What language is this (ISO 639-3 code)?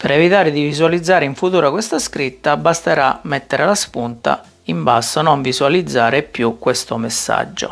ita